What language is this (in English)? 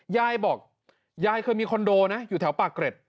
Thai